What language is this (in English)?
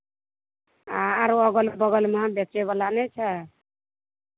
Maithili